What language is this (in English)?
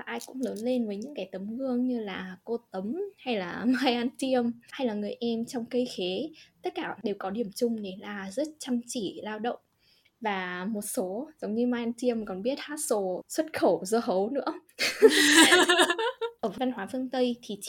Vietnamese